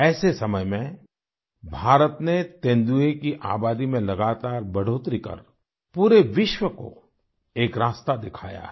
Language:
Hindi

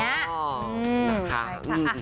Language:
Thai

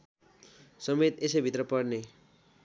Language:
Nepali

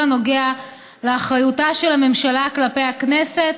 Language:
Hebrew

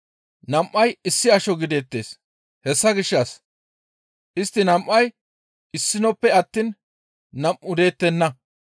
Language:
Gamo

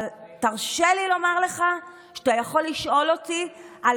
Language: Hebrew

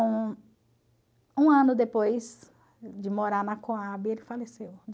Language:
Portuguese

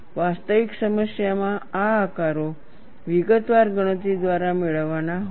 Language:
Gujarati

